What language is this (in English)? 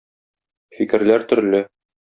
Tatar